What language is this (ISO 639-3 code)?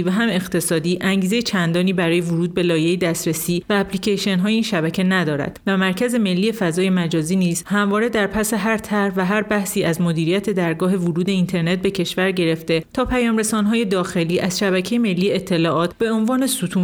fas